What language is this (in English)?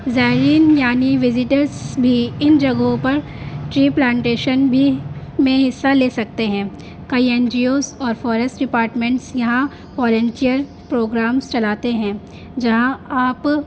Urdu